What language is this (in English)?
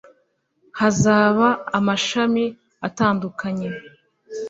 Kinyarwanda